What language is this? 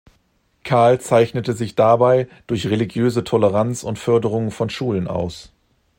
German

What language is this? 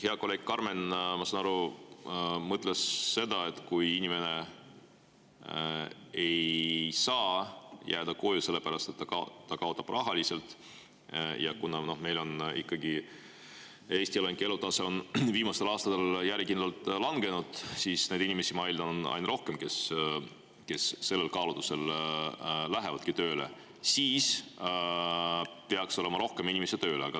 Estonian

